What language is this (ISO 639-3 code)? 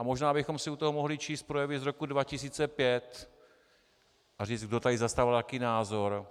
ces